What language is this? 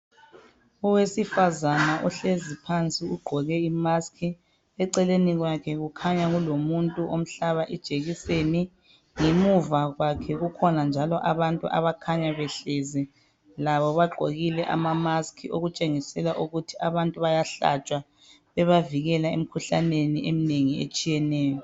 North Ndebele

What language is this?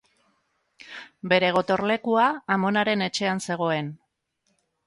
Basque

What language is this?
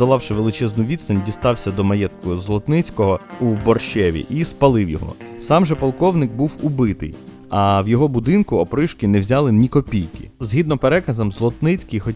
Ukrainian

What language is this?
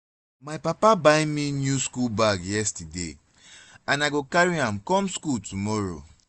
Nigerian Pidgin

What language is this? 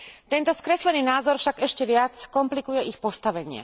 Slovak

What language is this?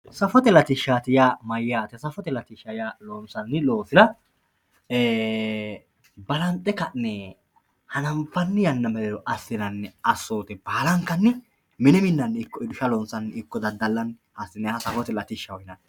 Sidamo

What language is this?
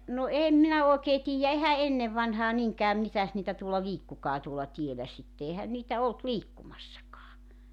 Finnish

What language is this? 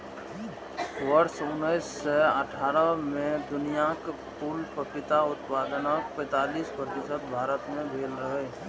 Maithili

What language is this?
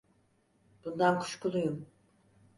Turkish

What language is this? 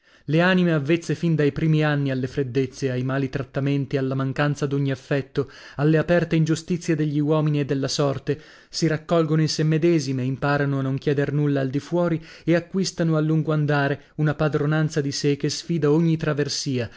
Italian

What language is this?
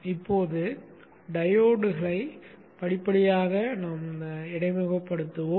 Tamil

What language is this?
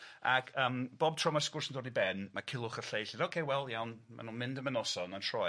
Welsh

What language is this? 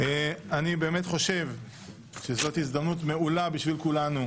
Hebrew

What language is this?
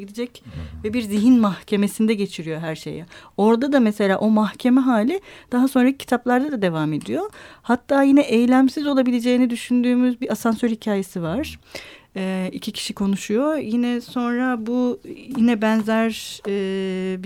Turkish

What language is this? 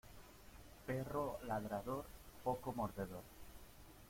Spanish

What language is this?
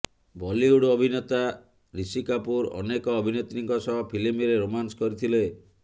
Odia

